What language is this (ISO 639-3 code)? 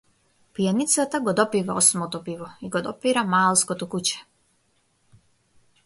mkd